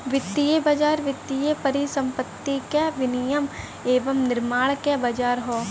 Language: Bhojpuri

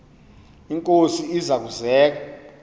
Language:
Xhosa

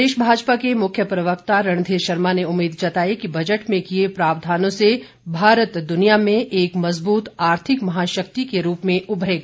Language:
Hindi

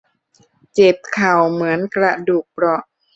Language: Thai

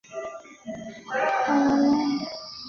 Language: Chinese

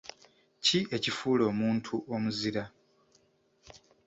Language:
Ganda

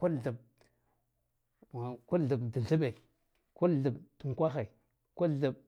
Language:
Guduf-Gava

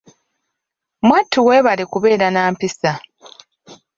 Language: Ganda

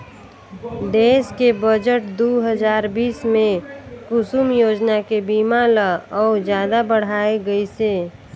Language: Chhattisgarhi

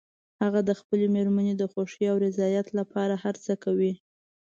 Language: Pashto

